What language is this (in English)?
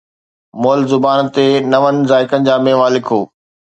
Sindhi